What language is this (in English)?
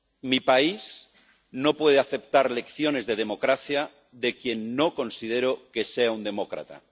Spanish